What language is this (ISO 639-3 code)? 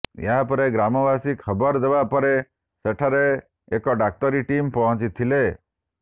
ori